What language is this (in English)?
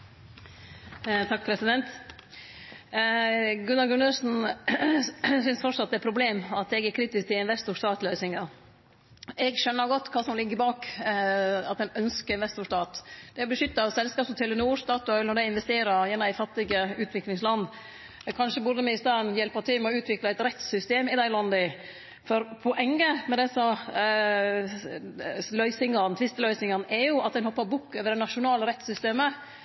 Norwegian